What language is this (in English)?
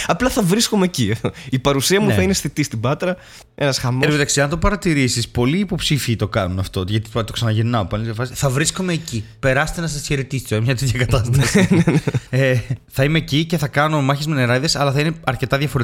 Greek